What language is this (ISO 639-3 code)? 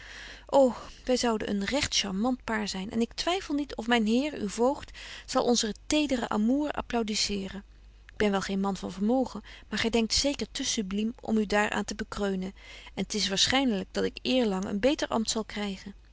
nld